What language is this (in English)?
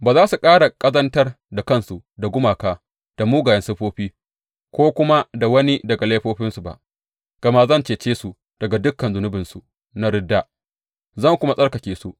Hausa